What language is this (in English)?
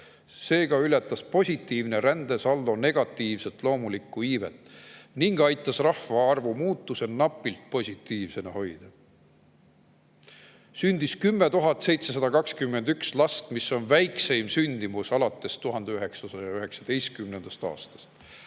Estonian